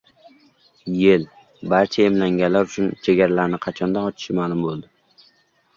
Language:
Uzbek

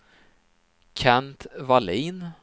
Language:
Swedish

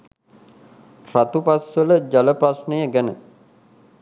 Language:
Sinhala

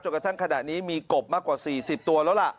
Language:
Thai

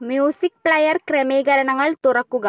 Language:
Malayalam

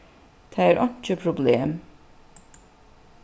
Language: Faroese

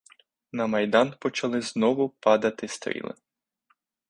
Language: Ukrainian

